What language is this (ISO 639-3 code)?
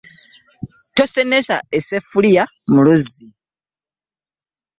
lug